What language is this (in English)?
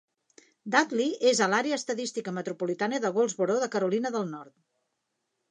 Catalan